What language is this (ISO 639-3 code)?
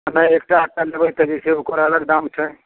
mai